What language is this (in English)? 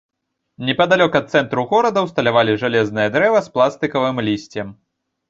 Belarusian